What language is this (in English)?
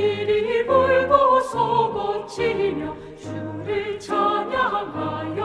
Korean